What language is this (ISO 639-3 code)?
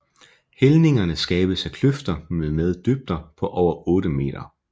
dan